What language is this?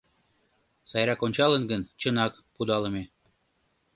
Mari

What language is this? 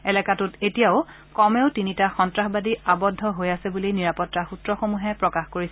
Assamese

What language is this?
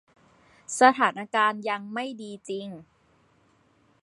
Thai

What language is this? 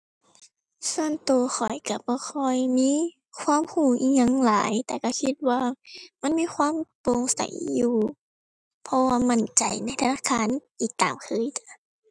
Thai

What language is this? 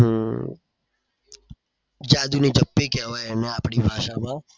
Gujarati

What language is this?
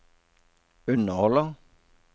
Norwegian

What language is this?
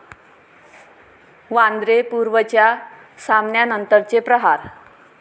Marathi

